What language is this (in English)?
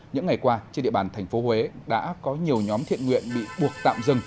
Vietnamese